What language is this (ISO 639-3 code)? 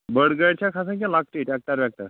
kas